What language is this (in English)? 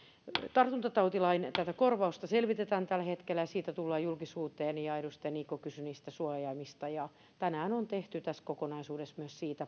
Finnish